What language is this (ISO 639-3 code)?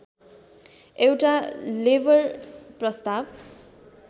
nep